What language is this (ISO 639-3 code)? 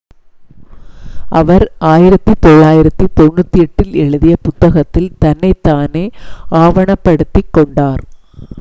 tam